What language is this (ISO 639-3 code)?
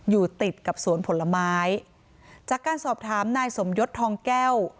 tha